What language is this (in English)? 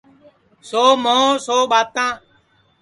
Sansi